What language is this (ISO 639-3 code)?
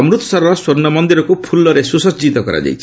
ori